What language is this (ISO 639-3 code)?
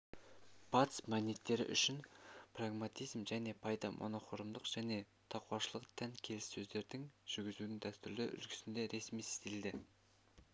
kaz